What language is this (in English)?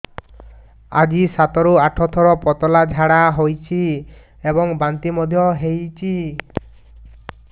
Odia